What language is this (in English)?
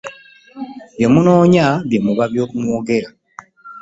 Ganda